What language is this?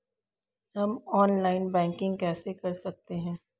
Hindi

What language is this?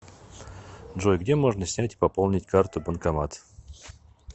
Russian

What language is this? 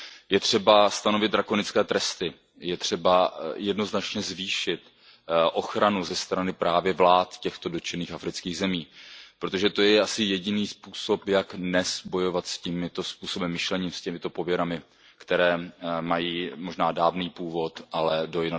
Czech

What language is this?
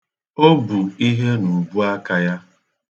Igbo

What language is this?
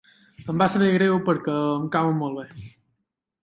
Catalan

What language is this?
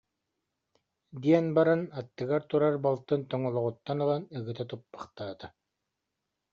Yakut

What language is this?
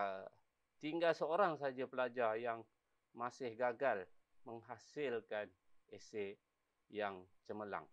Malay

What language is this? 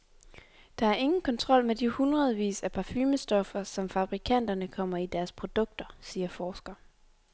Danish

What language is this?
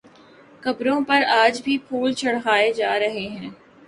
Urdu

